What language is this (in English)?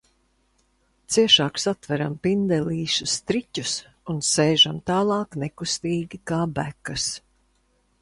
Latvian